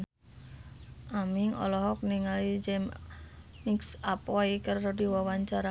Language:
Sundanese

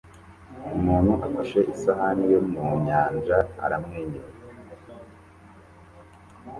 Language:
Kinyarwanda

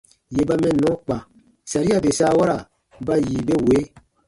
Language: Baatonum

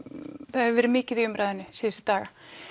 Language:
Icelandic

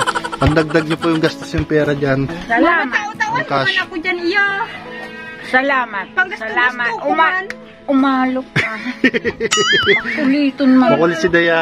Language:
Filipino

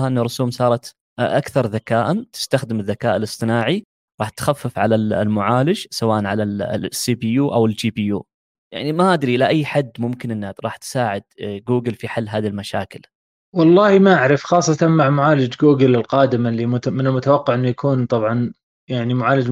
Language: Arabic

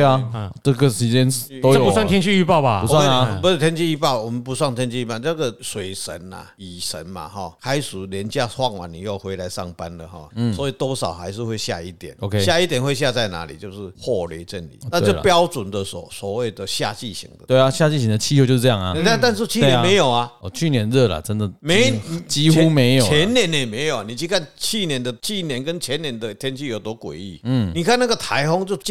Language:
Chinese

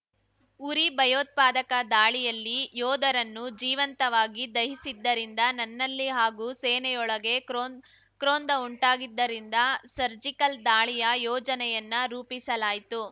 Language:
Kannada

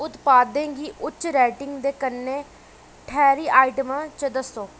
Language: Dogri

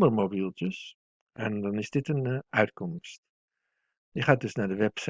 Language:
Dutch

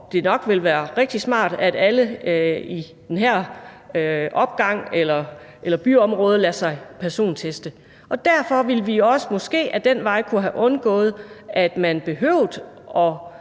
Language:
Danish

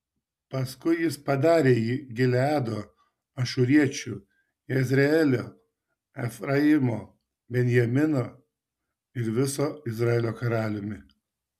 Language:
Lithuanian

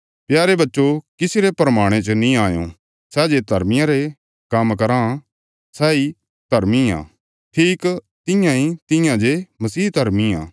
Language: Bilaspuri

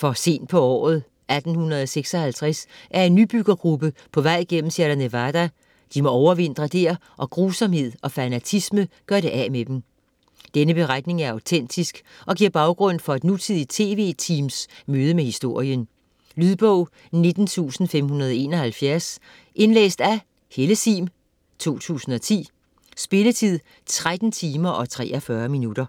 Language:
Danish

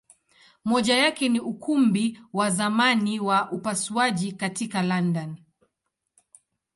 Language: Swahili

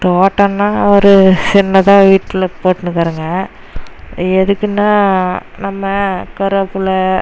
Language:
Tamil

